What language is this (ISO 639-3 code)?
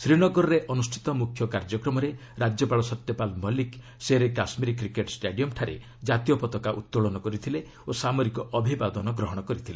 ori